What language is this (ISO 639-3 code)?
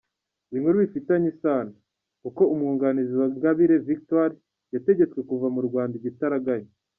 kin